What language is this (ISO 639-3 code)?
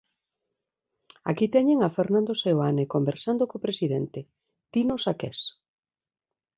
glg